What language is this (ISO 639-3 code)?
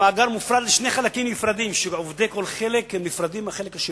heb